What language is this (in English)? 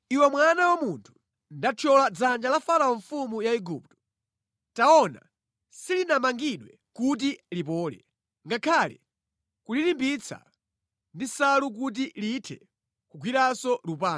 Nyanja